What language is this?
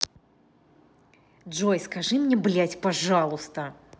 Russian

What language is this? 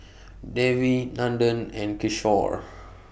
English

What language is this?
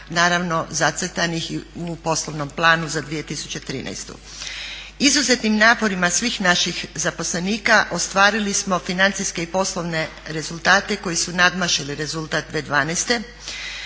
Croatian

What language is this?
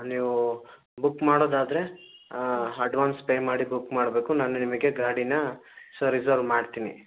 Kannada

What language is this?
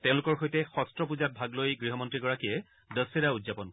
Assamese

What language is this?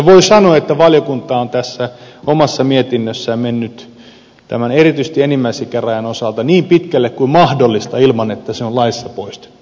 Finnish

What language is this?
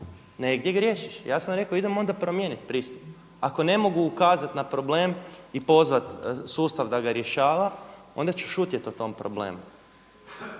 Croatian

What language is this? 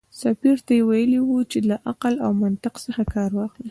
Pashto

